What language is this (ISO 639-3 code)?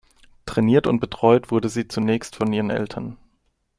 deu